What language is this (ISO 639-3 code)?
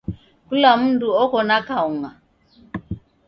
dav